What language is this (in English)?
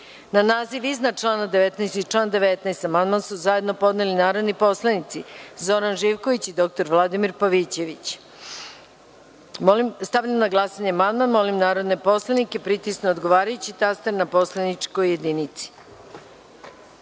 Serbian